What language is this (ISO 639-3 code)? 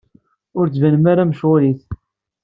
kab